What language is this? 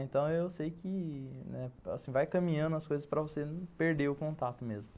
Portuguese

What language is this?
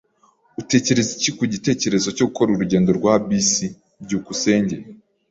Kinyarwanda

